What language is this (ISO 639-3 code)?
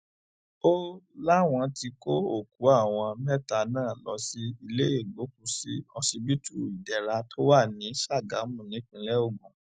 yor